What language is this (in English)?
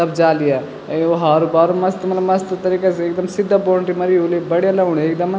Garhwali